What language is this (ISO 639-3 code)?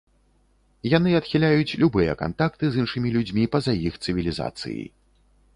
bel